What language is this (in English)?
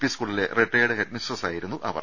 Malayalam